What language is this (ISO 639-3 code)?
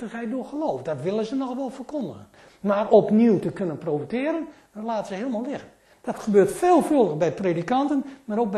nld